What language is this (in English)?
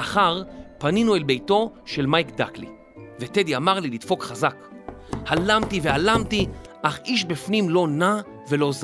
Hebrew